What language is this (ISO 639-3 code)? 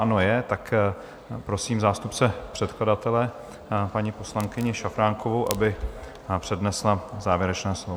ces